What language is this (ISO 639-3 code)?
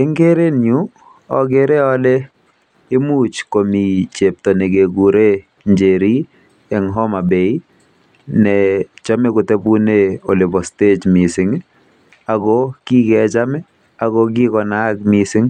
kln